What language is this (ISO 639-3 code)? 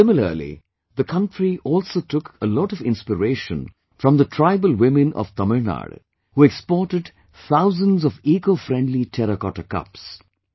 eng